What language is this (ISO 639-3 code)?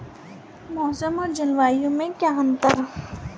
hin